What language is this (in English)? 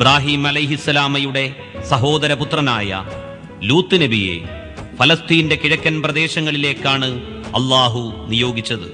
Italian